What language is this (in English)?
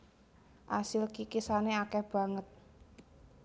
Javanese